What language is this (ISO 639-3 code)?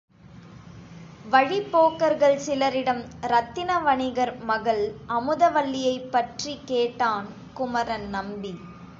tam